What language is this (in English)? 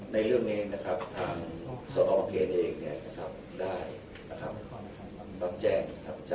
Thai